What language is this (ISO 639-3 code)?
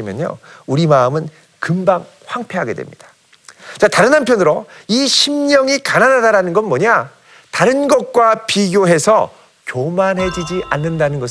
kor